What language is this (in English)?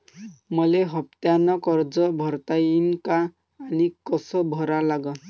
Marathi